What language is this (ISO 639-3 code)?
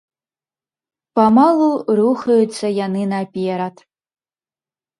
bel